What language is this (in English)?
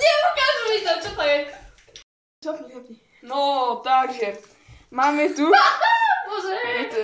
Polish